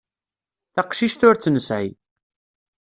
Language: Kabyle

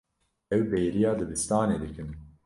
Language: Kurdish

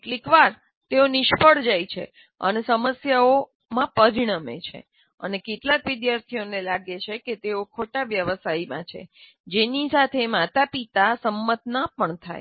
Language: Gujarati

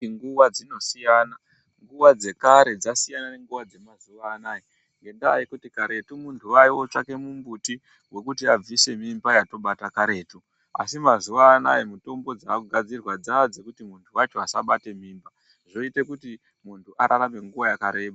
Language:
Ndau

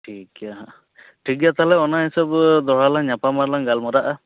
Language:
Santali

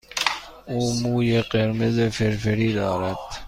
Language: Persian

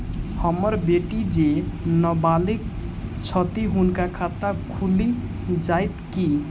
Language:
Maithili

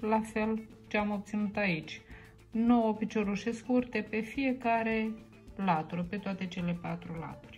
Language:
Romanian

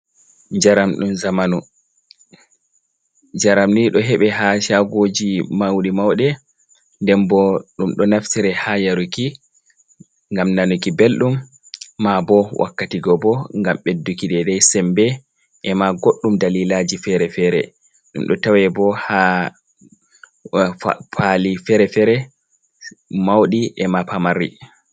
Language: Fula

